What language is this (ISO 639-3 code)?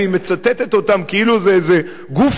heb